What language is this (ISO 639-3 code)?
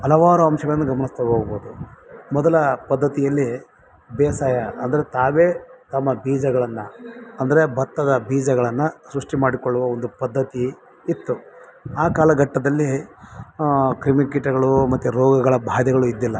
kan